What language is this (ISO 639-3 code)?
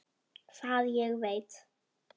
isl